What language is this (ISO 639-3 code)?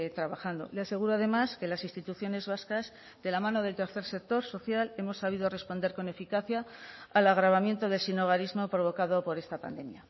spa